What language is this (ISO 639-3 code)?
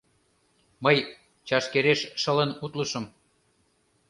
chm